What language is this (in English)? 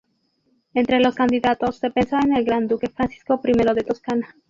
Spanish